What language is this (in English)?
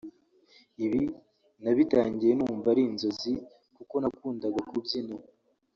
Kinyarwanda